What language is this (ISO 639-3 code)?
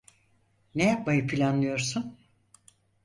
tur